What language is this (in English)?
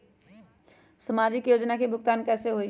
Magahi